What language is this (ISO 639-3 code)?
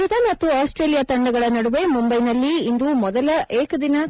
kan